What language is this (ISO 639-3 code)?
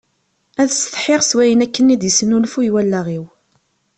kab